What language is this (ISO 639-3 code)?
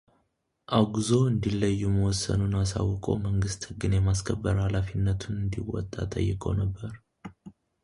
amh